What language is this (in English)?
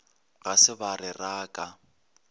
Northern Sotho